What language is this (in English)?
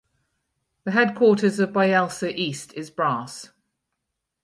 English